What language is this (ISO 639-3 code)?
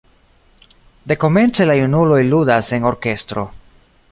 epo